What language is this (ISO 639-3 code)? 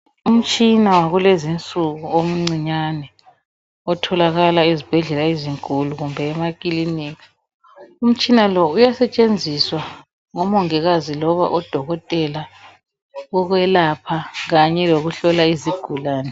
nde